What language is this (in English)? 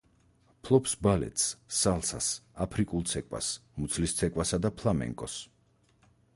Georgian